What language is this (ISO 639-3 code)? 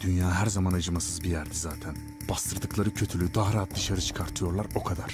tur